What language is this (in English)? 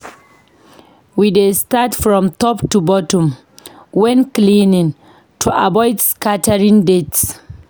Nigerian Pidgin